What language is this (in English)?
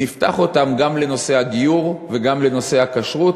Hebrew